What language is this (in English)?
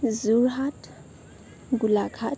Assamese